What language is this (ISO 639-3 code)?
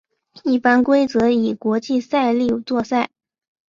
zho